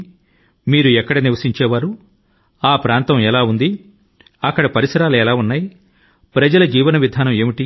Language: Telugu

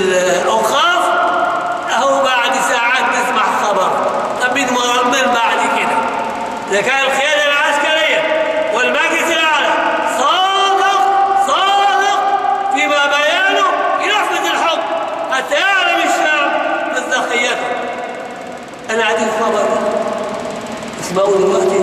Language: Arabic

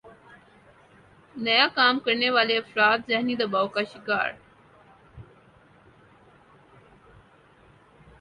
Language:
Urdu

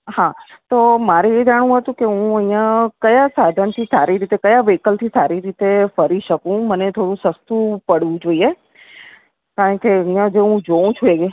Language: Gujarati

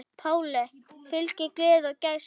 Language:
Icelandic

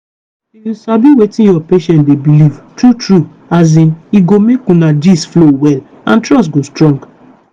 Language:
Nigerian Pidgin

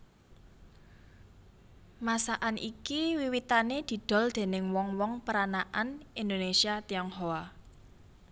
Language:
Javanese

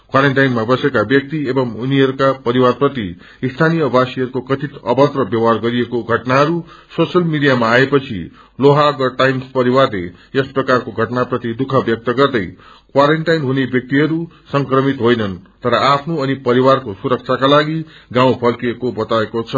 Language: Nepali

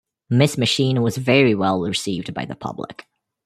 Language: English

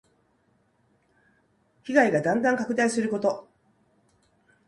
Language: Japanese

